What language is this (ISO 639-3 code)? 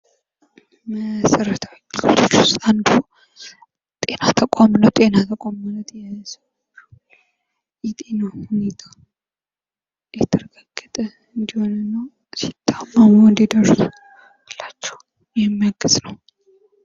amh